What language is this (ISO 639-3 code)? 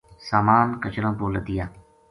gju